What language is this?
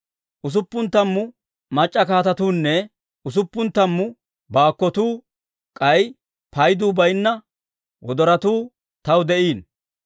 Dawro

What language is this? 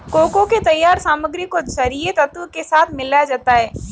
Hindi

